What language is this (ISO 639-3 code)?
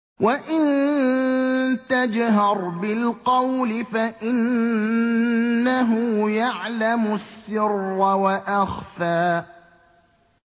ara